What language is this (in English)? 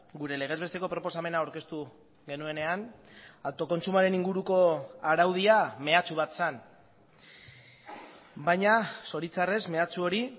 Basque